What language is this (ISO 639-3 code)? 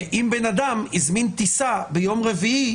heb